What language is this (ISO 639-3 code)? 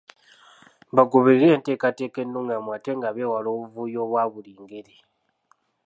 lug